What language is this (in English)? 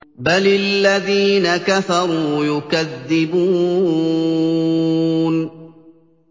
Arabic